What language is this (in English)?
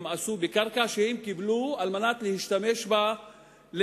Hebrew